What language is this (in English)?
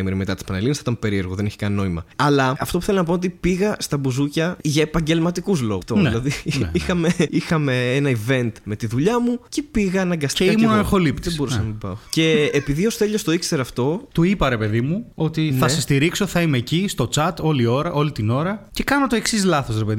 Greek